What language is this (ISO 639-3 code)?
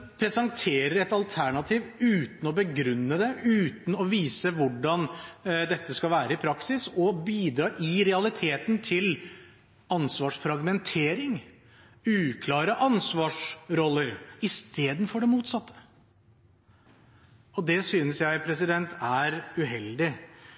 nob